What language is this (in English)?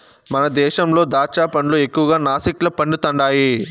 Telugu